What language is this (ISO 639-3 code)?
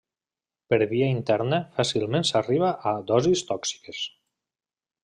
cat